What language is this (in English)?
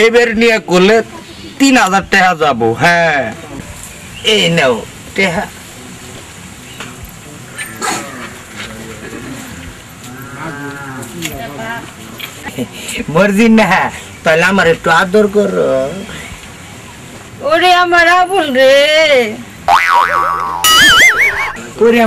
Bangla